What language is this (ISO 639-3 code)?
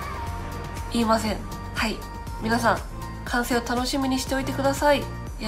jpn